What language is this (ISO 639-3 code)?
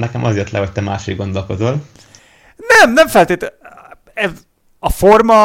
hun